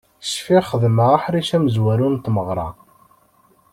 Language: Kabyle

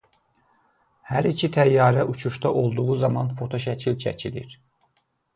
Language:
Azerbaijani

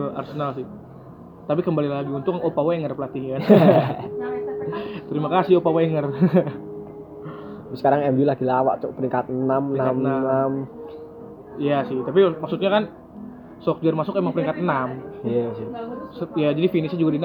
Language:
Indonesian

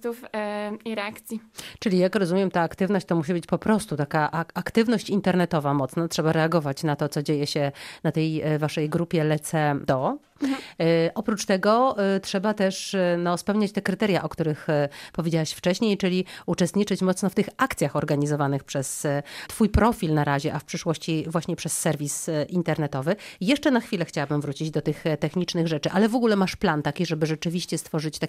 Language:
Polish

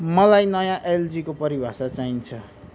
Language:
Nepali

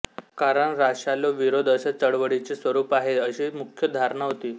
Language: Marathi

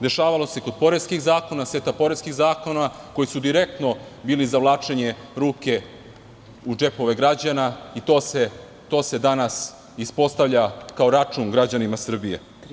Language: Serbian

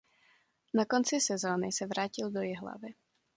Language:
Czech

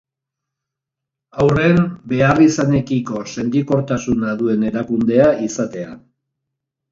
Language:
Basque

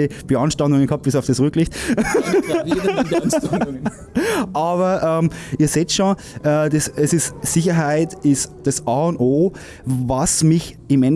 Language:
German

